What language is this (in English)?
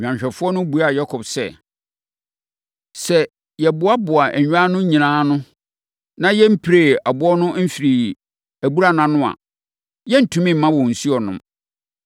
Akan